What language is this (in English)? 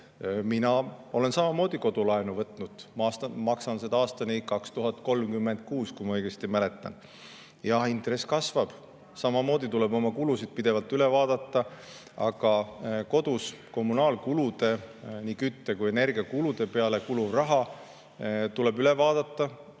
Estonian